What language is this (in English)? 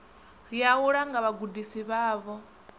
Venda